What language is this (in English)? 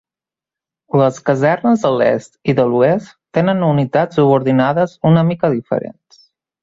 Catalan